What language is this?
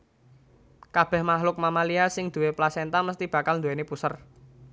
Javanese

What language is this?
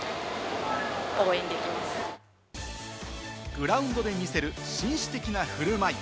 Japanese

